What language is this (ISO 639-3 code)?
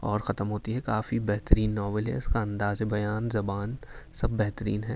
urd